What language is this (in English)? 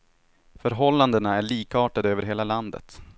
Swedish